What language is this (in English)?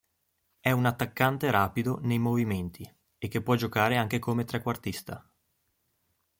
Italian